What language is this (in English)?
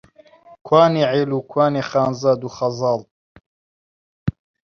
Central Kurdish